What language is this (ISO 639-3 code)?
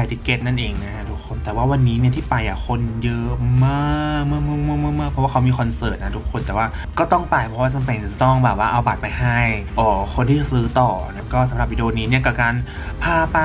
tha